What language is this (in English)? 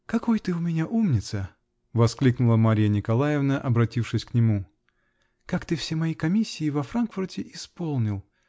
Russian